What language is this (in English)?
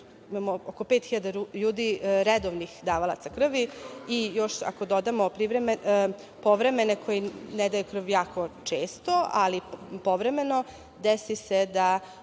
Serbian